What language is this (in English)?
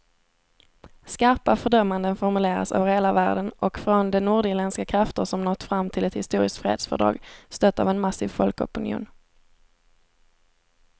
Swedish